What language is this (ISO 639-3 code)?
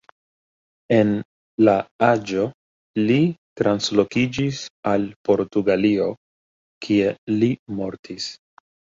epo